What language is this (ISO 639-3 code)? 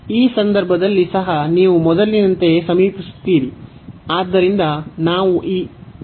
kan